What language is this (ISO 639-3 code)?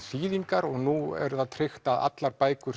isl